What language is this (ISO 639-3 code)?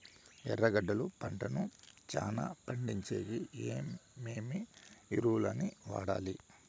tel